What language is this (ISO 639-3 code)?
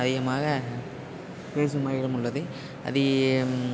tam